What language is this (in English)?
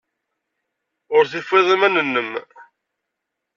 Kabyle